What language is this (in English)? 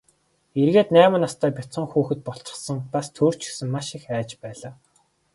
Mongolian